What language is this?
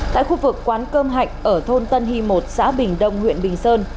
Vietnamese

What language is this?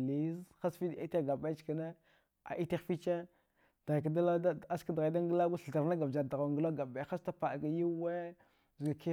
Dghwede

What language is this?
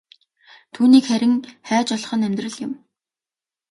Mongolian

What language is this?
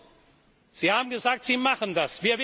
German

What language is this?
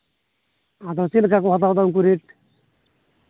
Santali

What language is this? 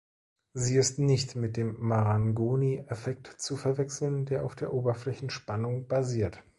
German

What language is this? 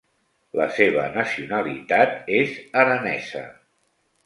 Catalan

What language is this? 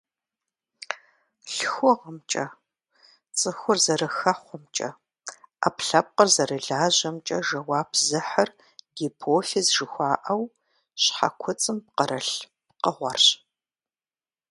Kabardian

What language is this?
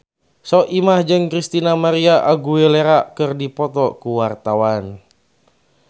Sundanese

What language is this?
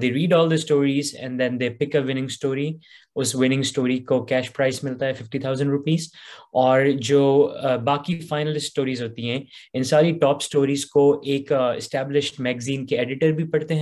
Urdu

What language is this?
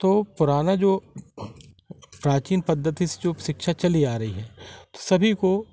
Hindi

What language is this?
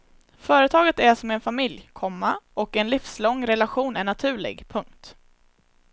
Swedish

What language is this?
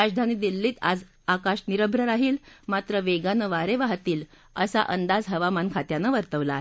Marathi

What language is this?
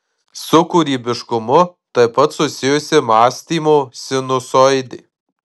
Lithuanian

